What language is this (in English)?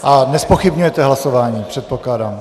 Czech